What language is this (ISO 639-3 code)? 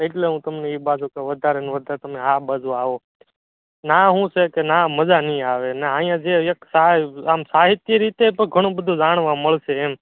guj